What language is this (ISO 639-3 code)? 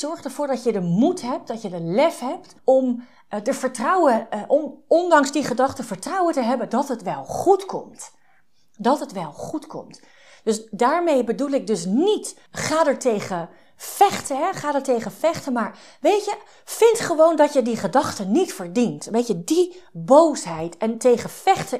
nld